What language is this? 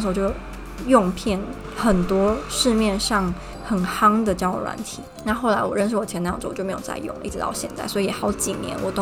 Chinese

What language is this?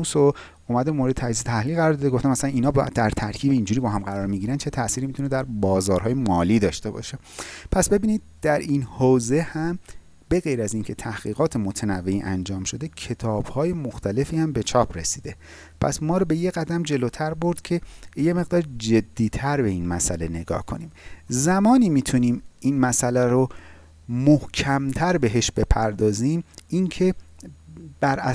Persian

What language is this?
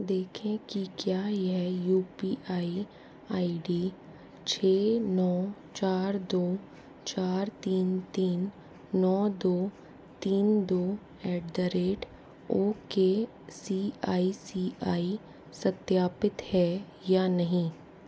Hindi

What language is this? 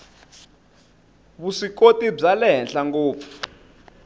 Tsonga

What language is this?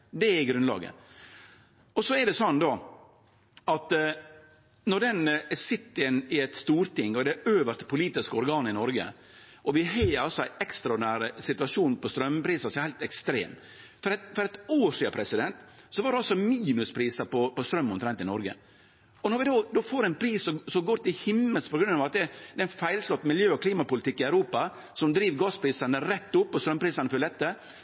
Norwegian Nynorsk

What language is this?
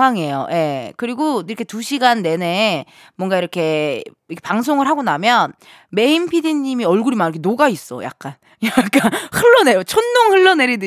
Korean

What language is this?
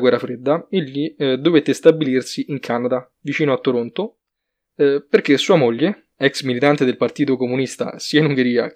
Italian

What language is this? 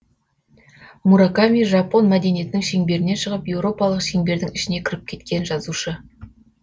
Kazakh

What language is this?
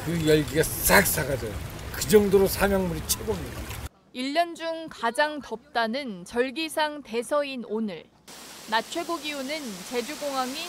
Korean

